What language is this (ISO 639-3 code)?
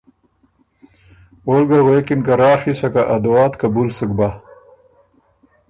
oru